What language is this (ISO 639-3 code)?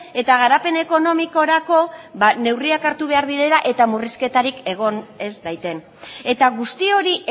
eus